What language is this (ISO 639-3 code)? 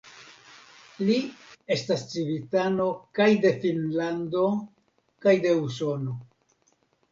epo